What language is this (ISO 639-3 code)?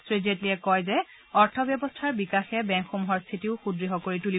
asm